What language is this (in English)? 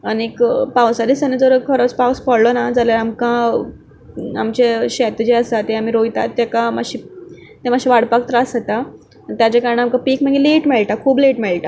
Konkani